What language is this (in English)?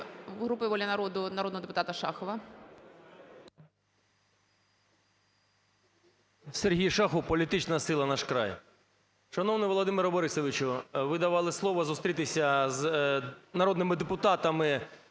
Ukrainian